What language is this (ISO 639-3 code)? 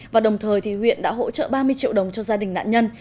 vie